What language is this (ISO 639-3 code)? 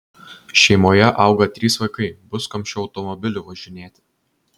lit